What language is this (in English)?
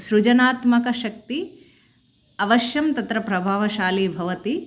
Sanskrit